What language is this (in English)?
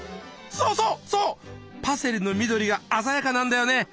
Japanese